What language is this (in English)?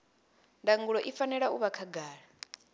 Venda